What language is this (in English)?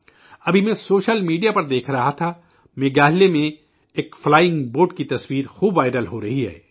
Urdu